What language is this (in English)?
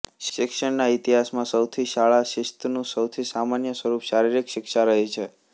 Gujarati